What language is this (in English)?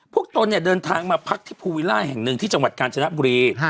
Thai